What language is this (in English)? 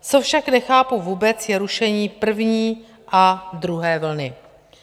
Czech